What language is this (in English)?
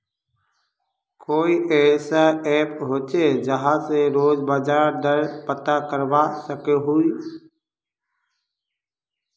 Magahi